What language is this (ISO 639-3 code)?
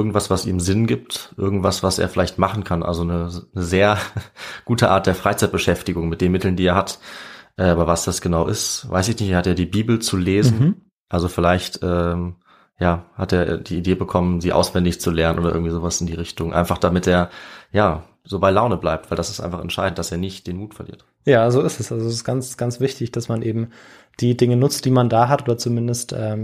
deu